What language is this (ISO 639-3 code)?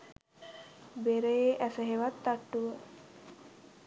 sin